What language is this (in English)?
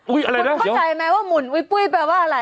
Thai